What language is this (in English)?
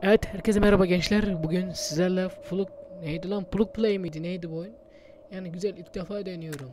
Turkish